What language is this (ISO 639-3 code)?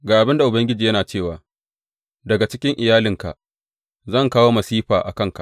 hau